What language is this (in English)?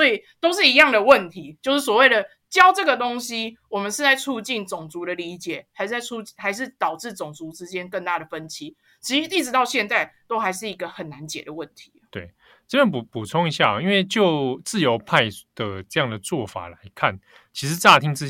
Chinese